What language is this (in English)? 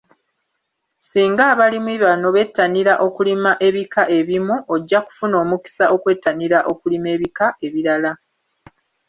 Ganda